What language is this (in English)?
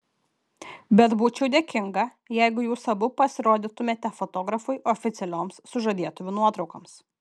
Lithuanian